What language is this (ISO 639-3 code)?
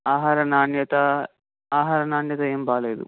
tel